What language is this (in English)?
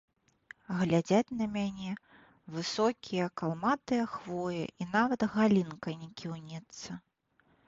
Belarusian